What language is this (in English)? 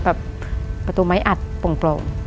Thai